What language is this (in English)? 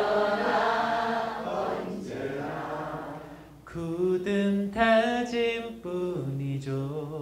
Korean